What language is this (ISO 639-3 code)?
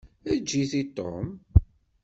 kab